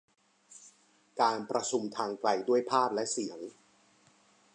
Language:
Thai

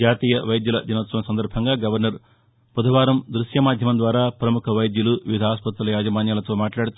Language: Telugu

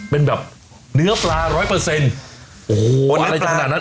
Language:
Thai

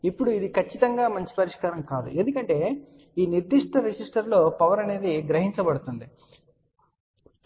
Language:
Telugu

